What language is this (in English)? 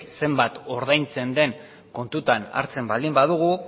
Basque